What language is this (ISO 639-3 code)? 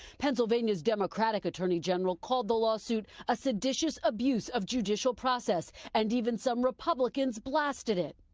eng